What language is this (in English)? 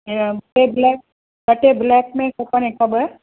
Sindhi